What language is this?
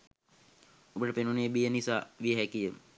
Sinhala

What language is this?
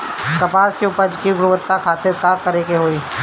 Bhojpuri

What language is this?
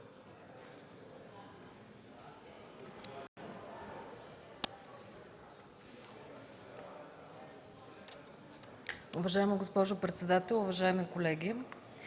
Bulgarian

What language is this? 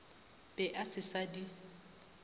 Northern Sotho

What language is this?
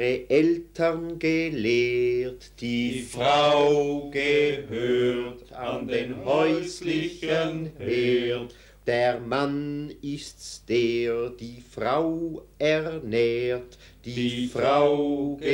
German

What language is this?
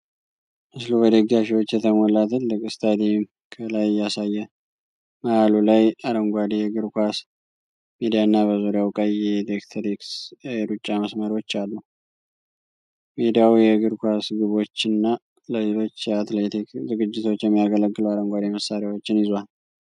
Amharic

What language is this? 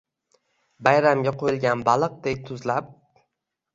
Uzbek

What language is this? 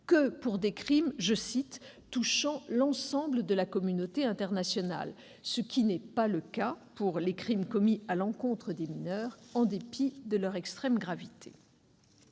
French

